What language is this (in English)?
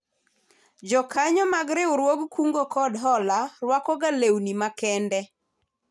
Luo (Kenya and Tanzania)